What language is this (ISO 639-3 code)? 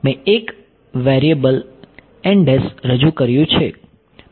guj